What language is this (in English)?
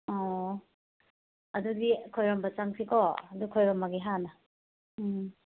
Manipuri